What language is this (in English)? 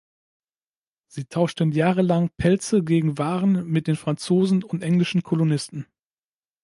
German